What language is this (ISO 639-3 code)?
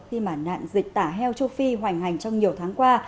vie